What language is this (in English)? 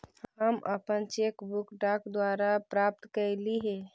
Magahi